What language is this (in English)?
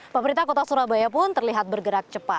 Indonesian